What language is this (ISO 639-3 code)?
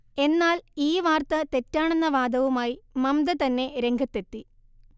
mal